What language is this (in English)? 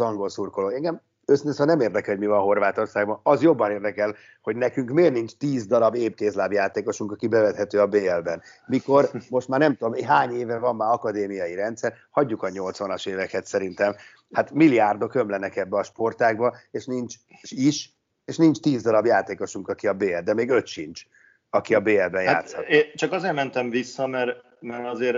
Hungarian